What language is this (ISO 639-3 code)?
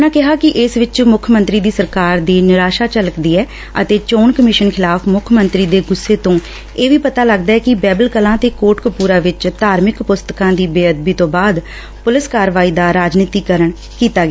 pan